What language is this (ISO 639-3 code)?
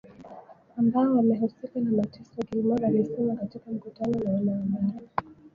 swa